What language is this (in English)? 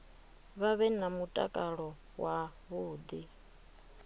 Venda